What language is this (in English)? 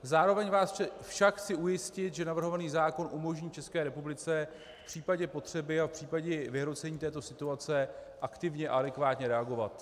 Czech